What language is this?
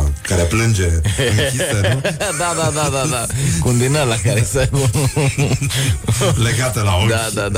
Romanian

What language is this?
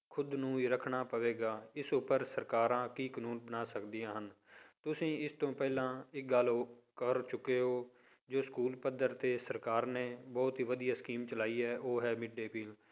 Punjabi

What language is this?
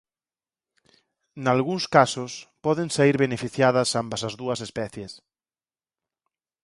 Galician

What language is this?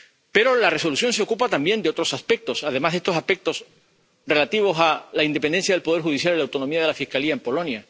Spanish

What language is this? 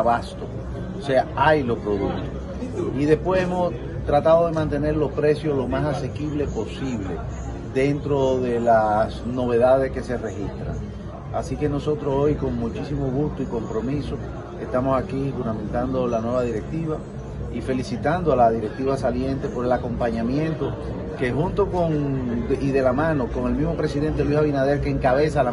Spanish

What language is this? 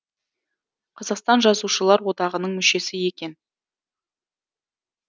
Kazakh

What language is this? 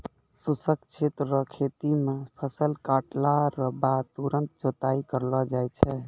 Maithili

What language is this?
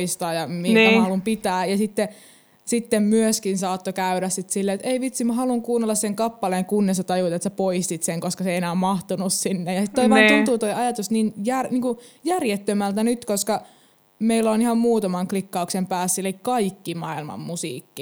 Finnish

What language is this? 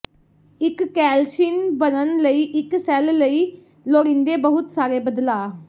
Punjabi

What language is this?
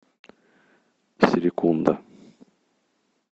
Russian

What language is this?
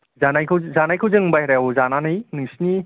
Bodo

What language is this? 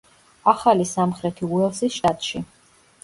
Georgian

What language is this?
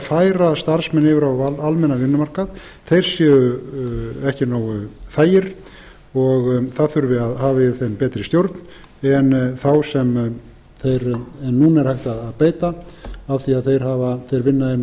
Icelandic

